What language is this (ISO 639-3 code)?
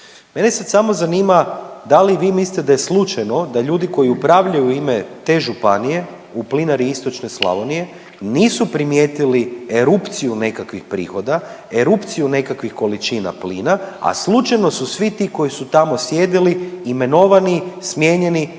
hrv